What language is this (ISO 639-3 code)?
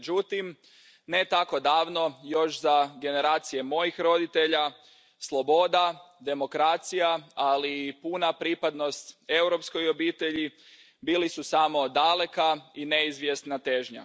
hrv